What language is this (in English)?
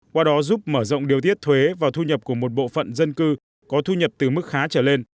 Vietnamese